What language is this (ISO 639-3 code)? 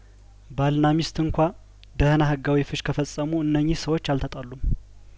amh